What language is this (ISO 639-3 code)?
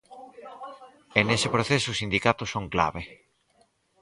glg